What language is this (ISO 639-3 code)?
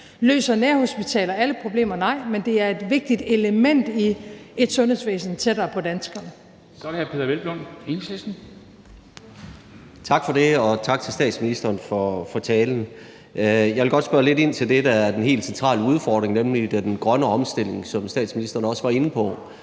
dan